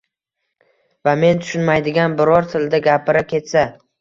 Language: Uzbek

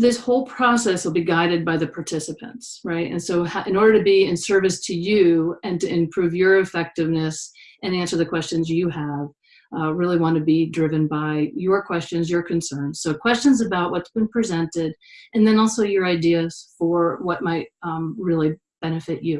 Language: English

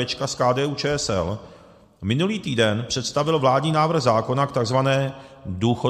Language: Czech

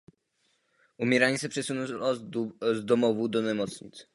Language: Czech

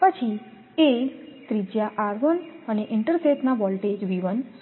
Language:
Gujarati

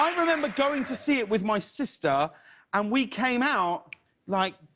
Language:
English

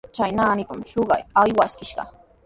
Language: Sihuas Ancash Quechua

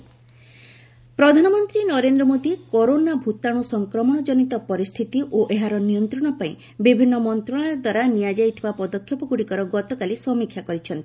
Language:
Odia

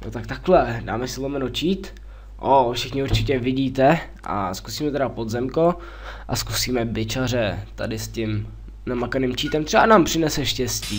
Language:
Czech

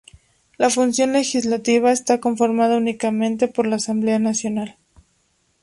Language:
Spanish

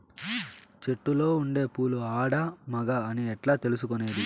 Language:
Telugu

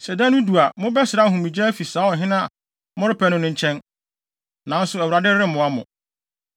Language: Akan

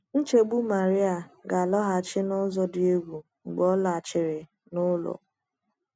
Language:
Igbo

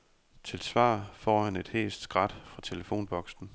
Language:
Danish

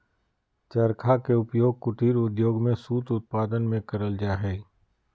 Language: Magahi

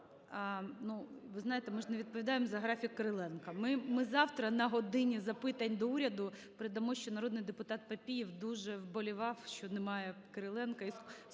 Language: Ukrainian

